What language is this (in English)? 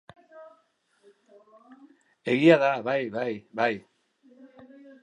Basque